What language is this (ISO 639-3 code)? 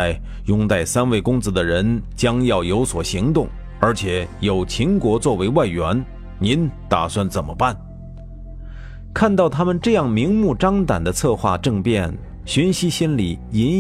zho